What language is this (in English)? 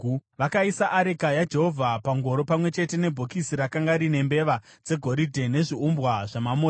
Shona